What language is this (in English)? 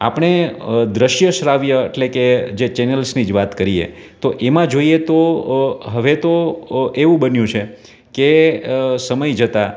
Gujarati